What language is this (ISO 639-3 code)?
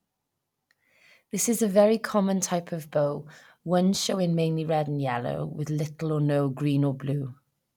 eng